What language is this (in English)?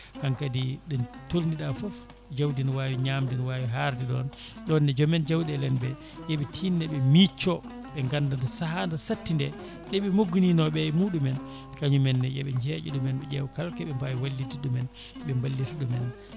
Fula